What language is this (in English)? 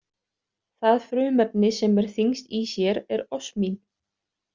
Icelandic